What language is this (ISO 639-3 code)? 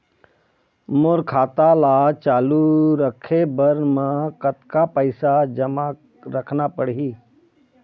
hne